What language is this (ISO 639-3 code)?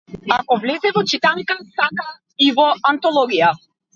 mkd